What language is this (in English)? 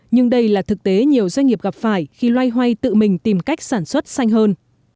Vietnamese